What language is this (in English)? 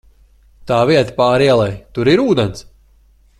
Latvian